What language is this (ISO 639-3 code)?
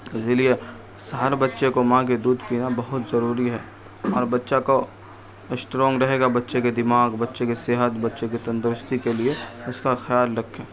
urd